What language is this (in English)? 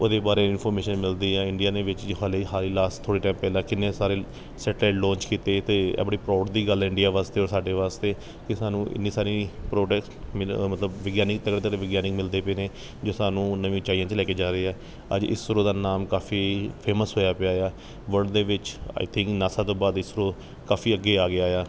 Punjabi